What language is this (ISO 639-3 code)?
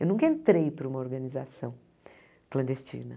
por